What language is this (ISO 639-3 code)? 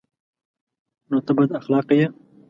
pus